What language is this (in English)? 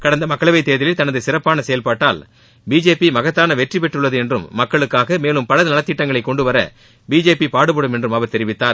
Tamil